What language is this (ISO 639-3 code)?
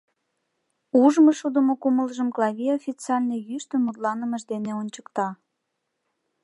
chm